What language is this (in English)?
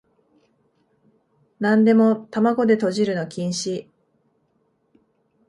Japanese